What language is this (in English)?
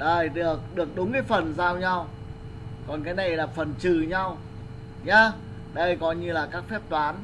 Vietnamese